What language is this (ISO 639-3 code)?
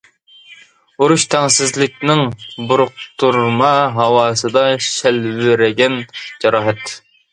uig